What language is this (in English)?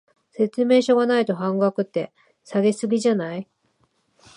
Japanese